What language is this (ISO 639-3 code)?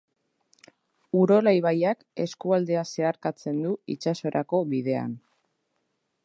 eus